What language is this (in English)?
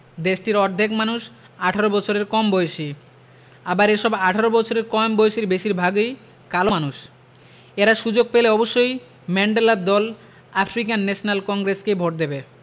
Bangla